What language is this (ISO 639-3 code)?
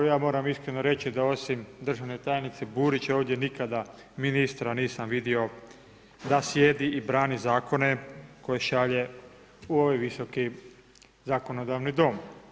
hrv